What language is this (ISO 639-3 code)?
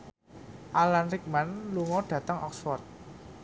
jav